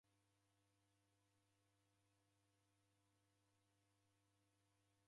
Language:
Taita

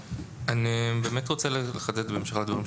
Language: Hebrew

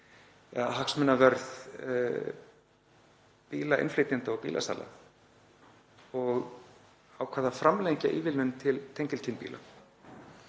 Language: Icelandic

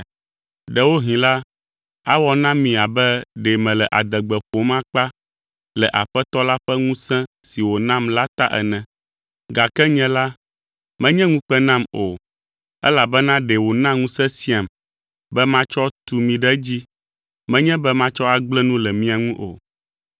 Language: Ewe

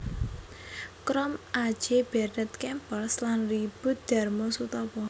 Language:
Javanese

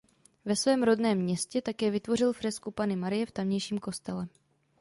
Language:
Czech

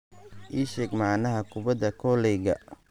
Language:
Somali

